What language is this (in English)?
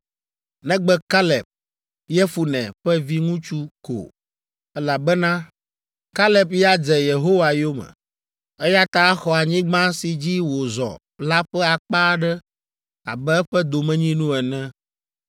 Ewe